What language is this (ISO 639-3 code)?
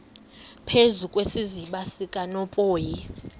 xho